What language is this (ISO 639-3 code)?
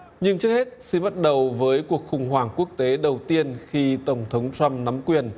vie